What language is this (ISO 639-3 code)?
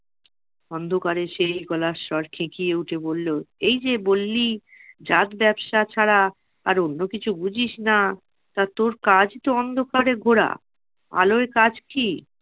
ben